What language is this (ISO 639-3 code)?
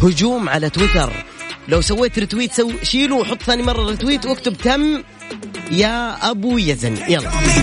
ara